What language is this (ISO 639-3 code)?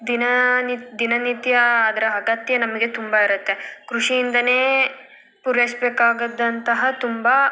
kan